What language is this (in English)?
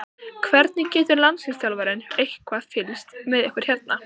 Icelandic